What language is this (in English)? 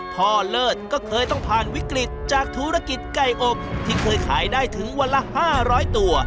Thai